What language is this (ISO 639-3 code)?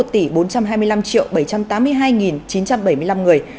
vie